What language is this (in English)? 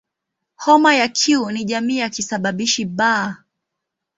Swahili